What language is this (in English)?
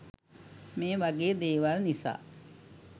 Sinhala